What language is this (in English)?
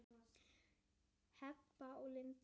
Icelandic